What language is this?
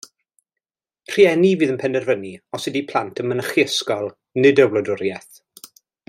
Welsh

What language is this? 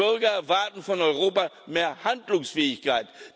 German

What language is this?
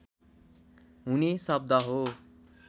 Nepali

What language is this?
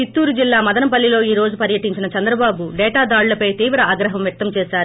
Telugu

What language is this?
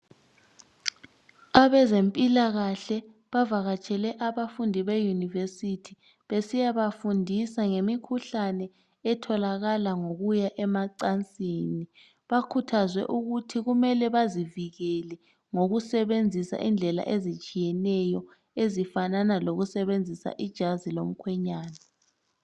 North Ndebele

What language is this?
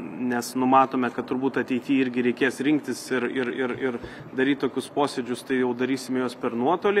Lithuanian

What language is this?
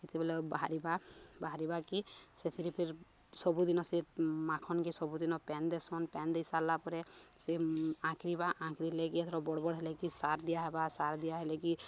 Odia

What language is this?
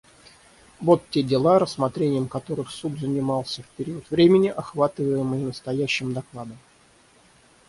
Russian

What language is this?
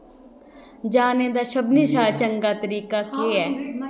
Dogri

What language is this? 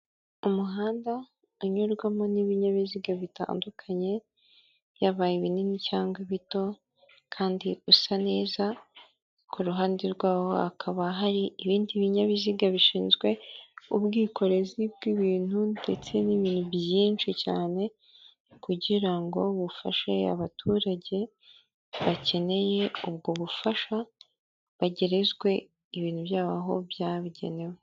Kinyarwanda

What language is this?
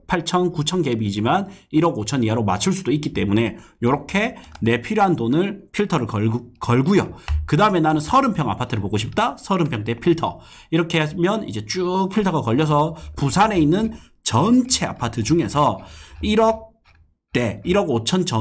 Korean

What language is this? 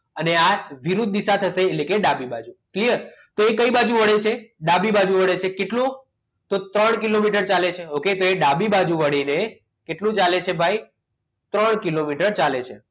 Gujarati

